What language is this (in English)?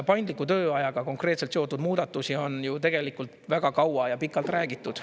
Estonian